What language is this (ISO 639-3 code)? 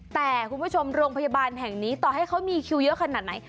tha